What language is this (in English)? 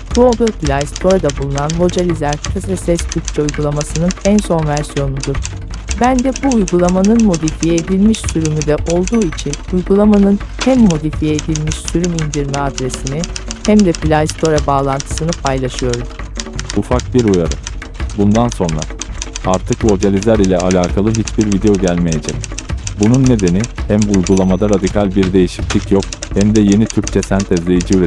Turkish